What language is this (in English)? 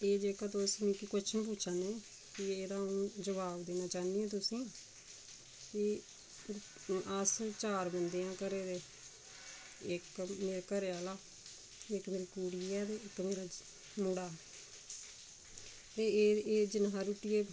Dogri